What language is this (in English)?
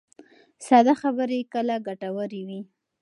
Pashto